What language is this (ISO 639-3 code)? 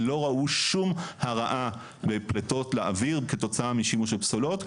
heb